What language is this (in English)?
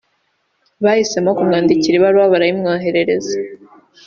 Kinyarwanda